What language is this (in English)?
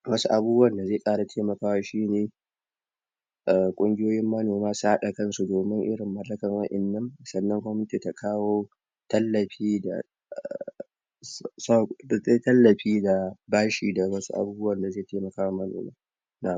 Hausa